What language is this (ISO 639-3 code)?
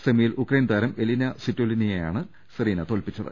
mal